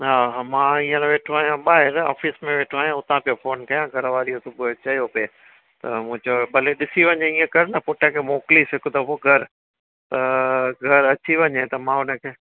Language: Sindhi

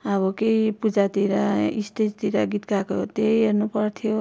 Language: Nepali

